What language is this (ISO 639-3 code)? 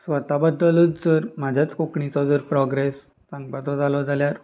kok